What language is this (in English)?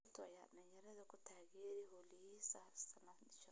Somali